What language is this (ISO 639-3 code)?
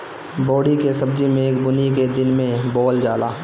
bho